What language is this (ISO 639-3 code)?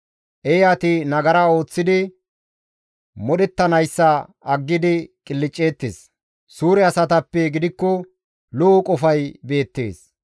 gmv